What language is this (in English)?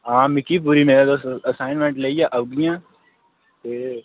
Dogri